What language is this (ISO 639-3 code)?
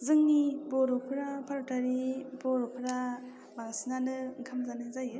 brx